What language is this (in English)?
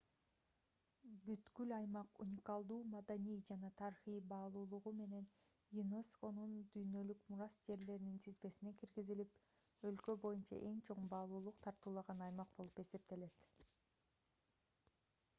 Kyrgyz